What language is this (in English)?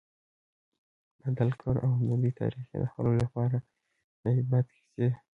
Pashto